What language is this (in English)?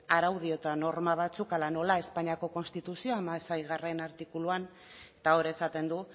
Basque